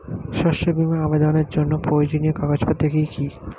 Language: Bangla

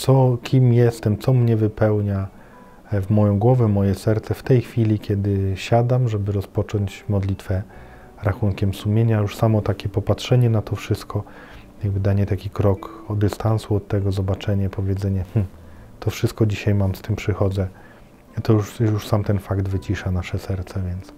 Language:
Polish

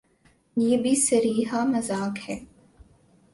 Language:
Urdu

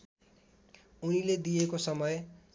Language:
Nepali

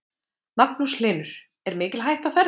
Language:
Icelandic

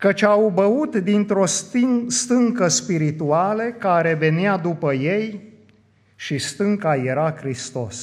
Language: Romanian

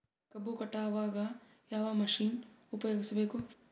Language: Kannada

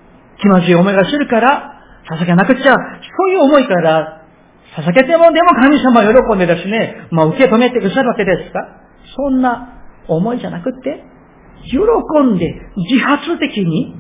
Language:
Japanese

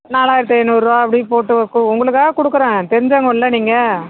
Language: Tamil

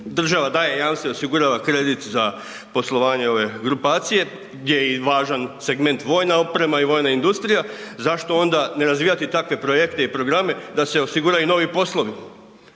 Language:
Croatian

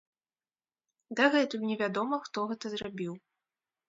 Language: Belarusian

